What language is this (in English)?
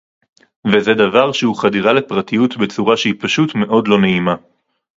Hebrew